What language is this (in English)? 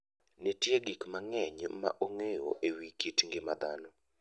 Luo (Kenya and Tanzania)